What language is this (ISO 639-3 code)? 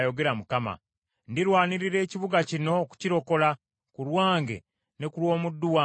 lug